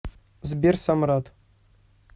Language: Russian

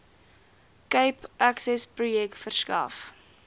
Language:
Afrikaans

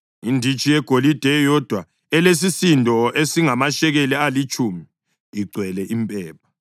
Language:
North Ndebele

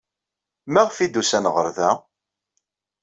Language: Kabyle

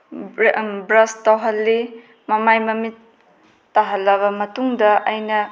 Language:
Manipuri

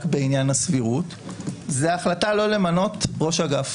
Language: Hebrew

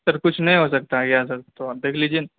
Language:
Urdu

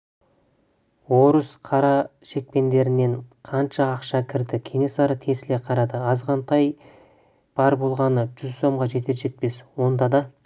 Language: Kazakh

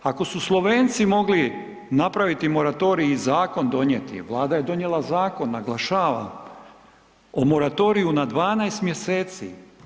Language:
Croatian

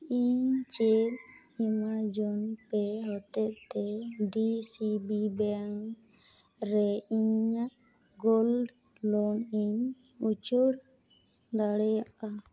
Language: Santali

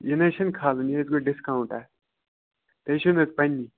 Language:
Kashmiri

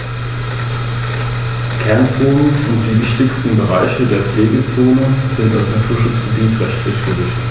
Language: German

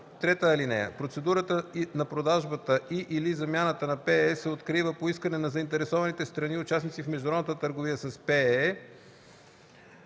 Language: Bulgarian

